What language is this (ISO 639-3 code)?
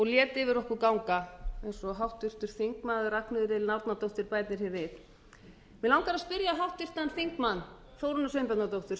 isl